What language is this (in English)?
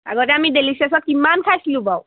Assamese